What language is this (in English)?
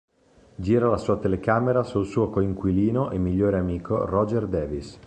Italian